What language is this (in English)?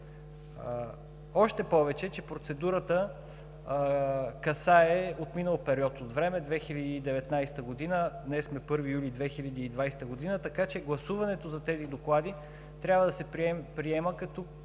Bulgarian